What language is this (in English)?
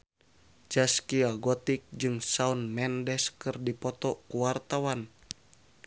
Sundanese